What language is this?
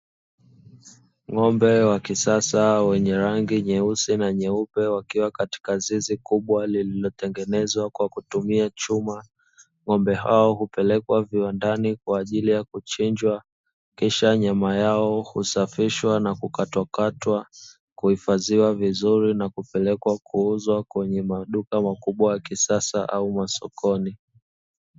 Swahili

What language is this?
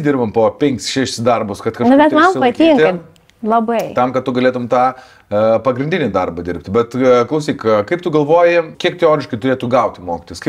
Lithuanian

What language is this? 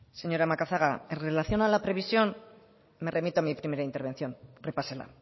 Spanish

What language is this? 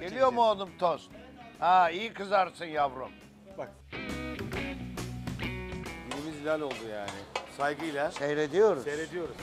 Turkish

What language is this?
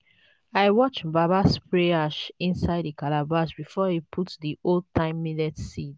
Nigerian Pidgin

